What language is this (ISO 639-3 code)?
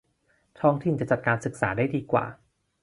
tha